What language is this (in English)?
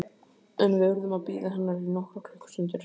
Icelandic